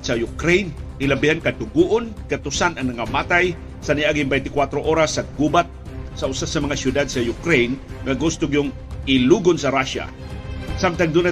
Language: Filipino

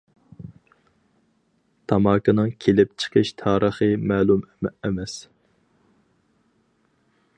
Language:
Uyghur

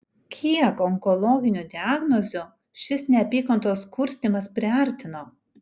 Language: Lithuanian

